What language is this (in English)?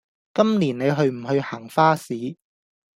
Cantonese